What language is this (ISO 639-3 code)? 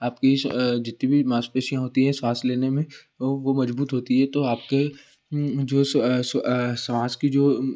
hin